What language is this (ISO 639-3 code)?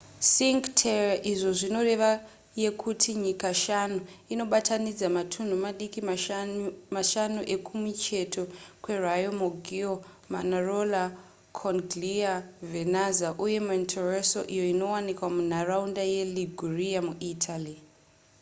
sna